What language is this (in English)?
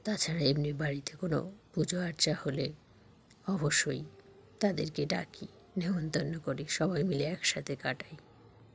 Bangla